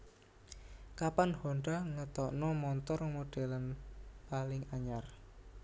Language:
Javanese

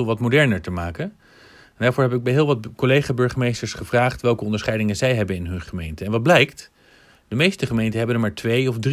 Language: Dutch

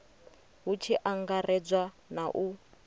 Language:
Venda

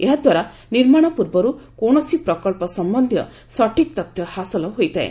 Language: Odia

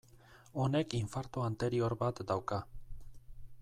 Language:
Basque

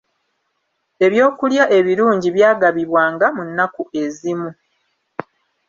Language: Ganda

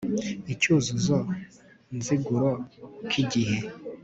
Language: Kinyarwanda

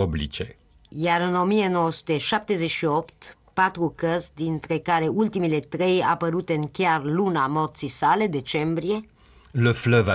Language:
Romanian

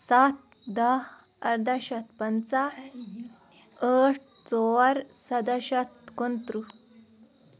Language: Kashmiri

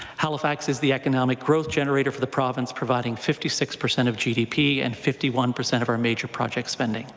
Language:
English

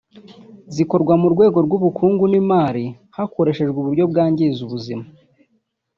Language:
Kinyarwanda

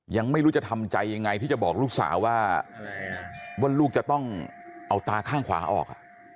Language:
Thai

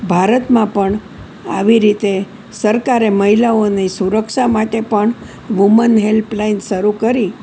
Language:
Gujarati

